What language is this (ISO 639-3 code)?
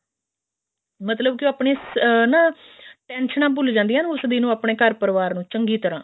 pan